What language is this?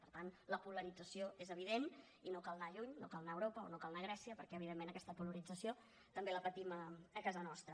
Catalan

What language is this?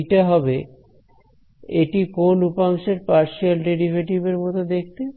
Bangla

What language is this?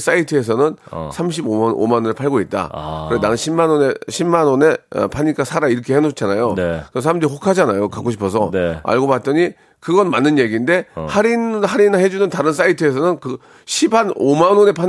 Korean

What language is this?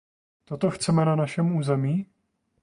Czech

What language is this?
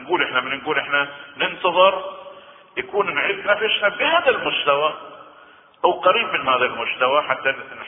Arabic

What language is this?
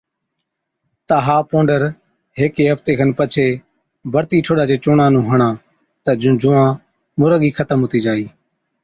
Od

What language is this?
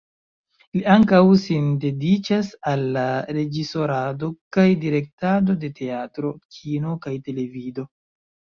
Esperanto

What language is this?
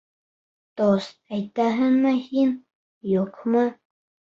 Bashkir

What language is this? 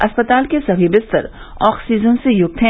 Hindi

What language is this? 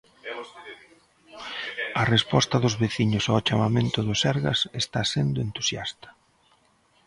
Galician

